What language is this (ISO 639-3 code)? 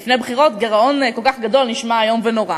heb